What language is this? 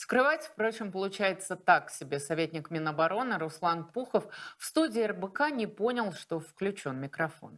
Russian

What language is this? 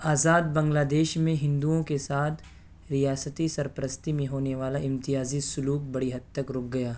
Urdu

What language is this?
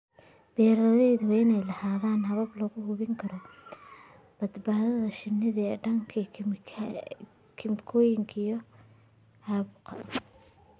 Somali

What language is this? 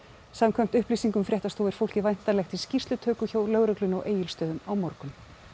Icelandic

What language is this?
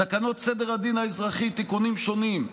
Hebrew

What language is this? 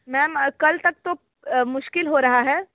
Hindi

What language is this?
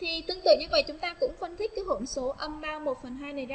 Vietnamese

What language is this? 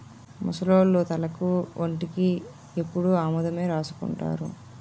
Telugu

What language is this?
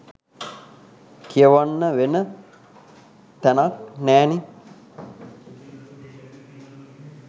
Sinhala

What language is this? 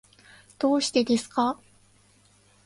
Japanese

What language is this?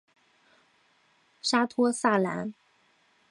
Chinese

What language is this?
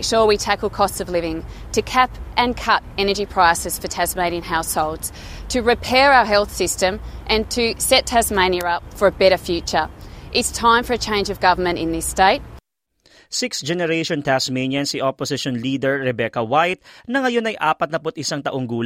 Filipino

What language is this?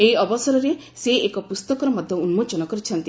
Odia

